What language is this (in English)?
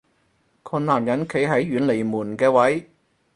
Cantonese